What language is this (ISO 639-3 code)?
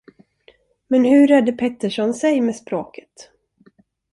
swe